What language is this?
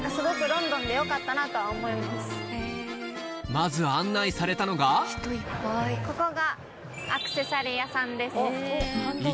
Japanese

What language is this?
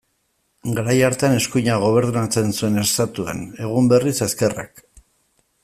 Basque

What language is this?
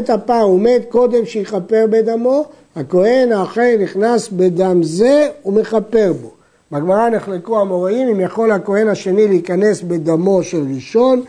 Hebrew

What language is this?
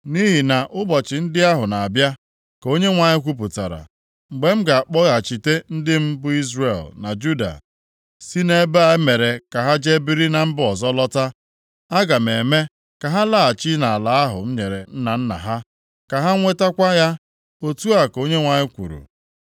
Igbo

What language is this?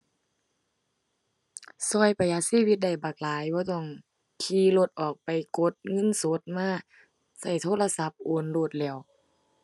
Thai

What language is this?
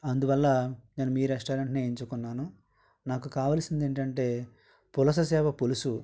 Telugu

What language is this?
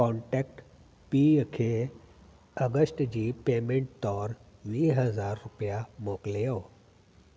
Sindhi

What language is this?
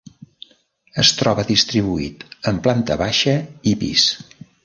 Catalan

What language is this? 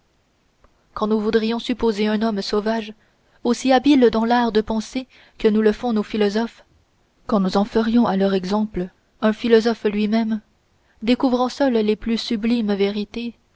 French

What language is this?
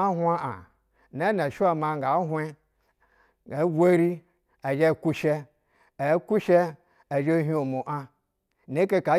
Basa (Nigeria)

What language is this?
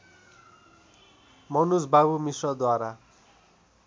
Nepali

